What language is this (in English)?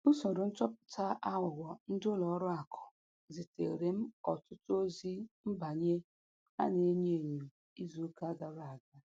Igbo